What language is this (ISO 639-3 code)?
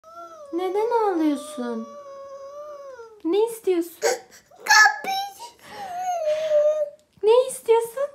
tur